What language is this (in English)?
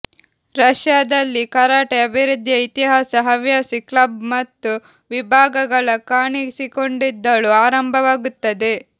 Kannada